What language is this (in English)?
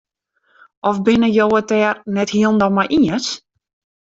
Western Frisian